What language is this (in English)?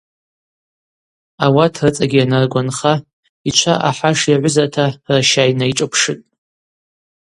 Abaza